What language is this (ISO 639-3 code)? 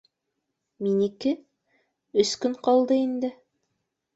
bak